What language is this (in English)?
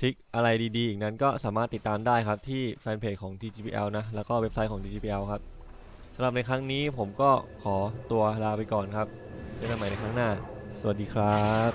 Thai